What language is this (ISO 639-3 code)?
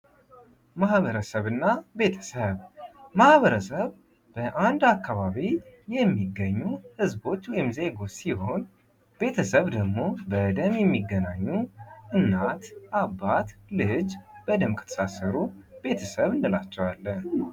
amh